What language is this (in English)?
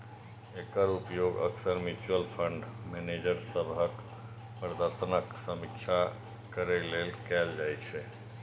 Maithili